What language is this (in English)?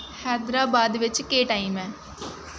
Dogri